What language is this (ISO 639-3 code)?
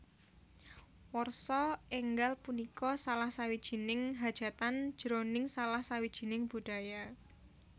jav